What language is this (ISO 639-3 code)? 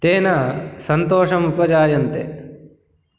san